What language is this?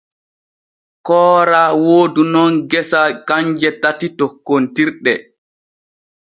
Borgu Fulfulde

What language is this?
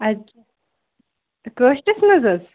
Kashmiri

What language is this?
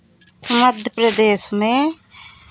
Hindi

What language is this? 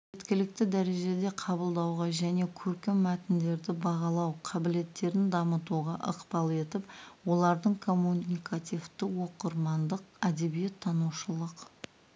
Kazakh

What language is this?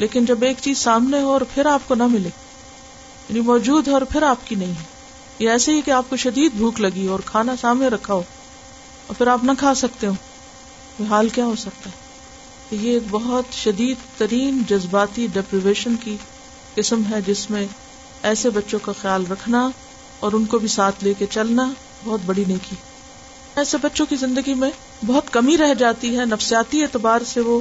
Urdu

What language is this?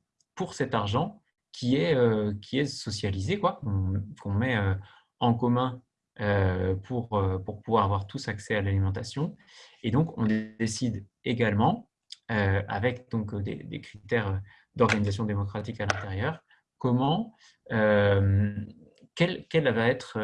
French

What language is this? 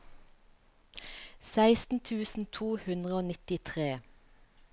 Norwegian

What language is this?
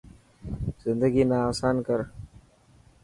Dhatki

